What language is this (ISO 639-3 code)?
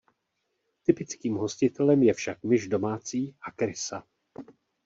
ces